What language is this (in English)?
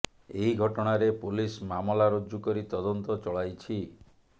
Odia